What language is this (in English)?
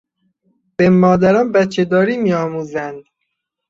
Persian